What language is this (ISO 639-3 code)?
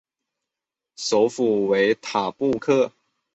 zho